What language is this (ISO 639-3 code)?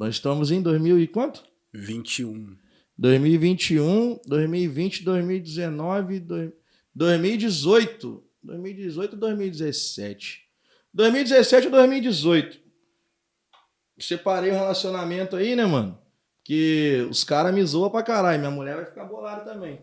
por